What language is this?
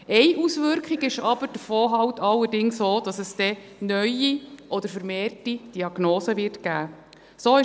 Swiss German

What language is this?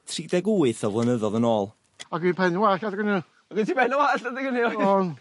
Welsh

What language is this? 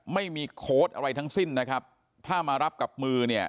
Thai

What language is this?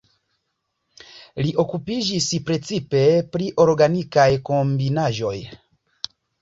Esperanto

